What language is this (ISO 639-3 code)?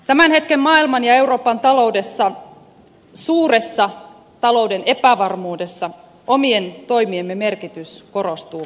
fin